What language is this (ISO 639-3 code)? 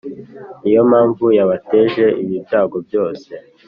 kin